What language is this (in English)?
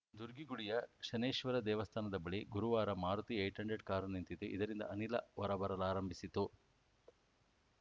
Kannada